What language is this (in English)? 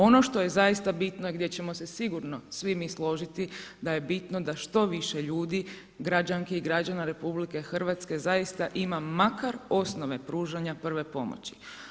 Croatian